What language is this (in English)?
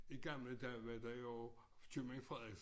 Danish